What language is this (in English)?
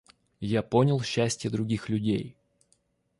Russian